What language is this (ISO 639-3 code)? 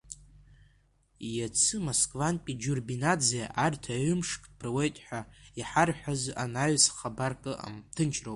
abk